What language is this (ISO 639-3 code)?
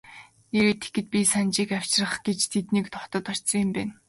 mon